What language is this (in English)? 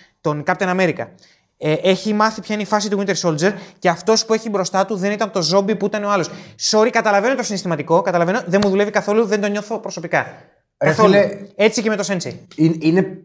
Greek